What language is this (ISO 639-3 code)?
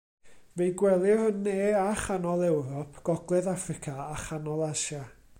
cym